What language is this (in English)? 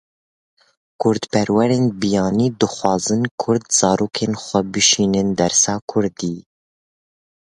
Kurdish